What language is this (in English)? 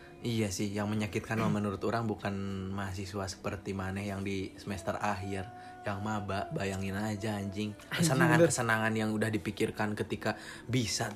Indonesian